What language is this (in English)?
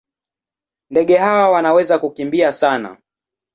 Swahili